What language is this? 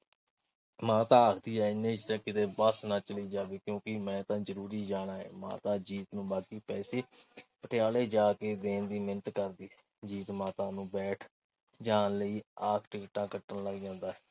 Punjabi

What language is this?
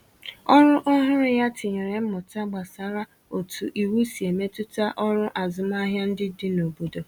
Igbo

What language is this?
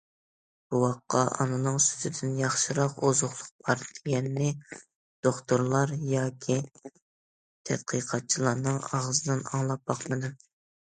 Uyghur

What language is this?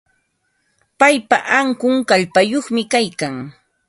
Ambo-Pasco Quechua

